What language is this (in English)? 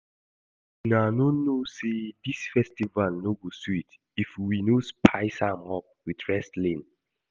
Nigerian Pidgin